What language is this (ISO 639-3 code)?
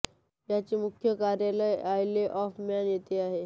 mar